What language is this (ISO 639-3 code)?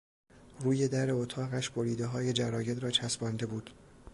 fas